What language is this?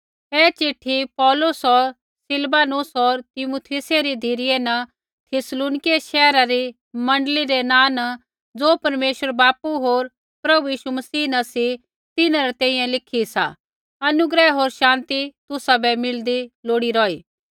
Kullu Pahari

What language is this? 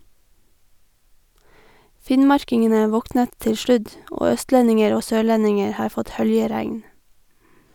Norwegian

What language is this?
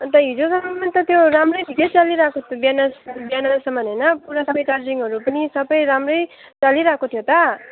Nepali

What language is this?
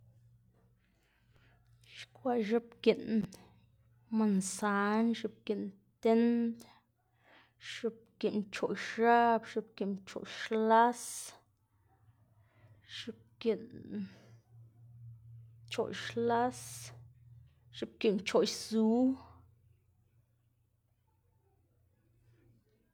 Xanaguía Zapotec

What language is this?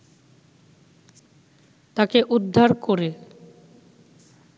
Bangla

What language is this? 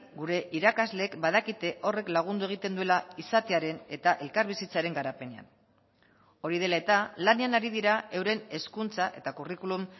Basque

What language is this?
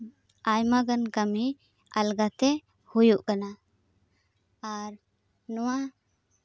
Santali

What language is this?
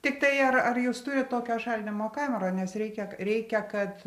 Lithuanian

